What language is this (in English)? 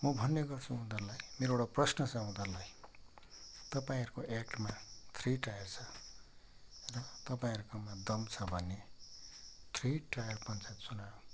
Nepali